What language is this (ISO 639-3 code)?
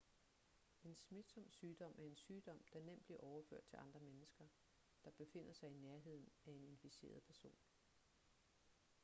dan